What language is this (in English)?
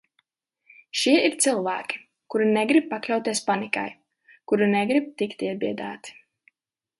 Latvian